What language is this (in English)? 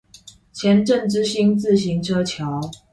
Chinese